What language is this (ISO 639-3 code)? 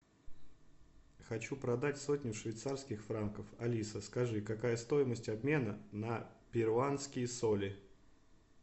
rus